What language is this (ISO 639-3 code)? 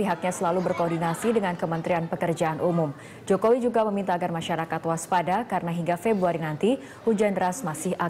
ind